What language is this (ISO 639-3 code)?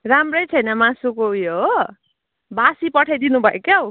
nep